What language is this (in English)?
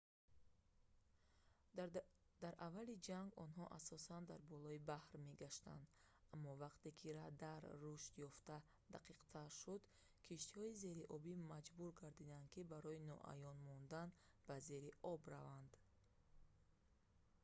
Tajik